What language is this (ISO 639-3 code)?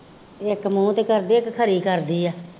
pan